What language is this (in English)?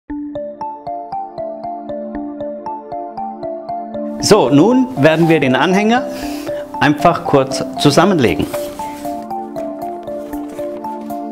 German